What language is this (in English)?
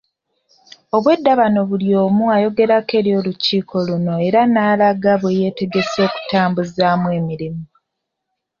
Ganda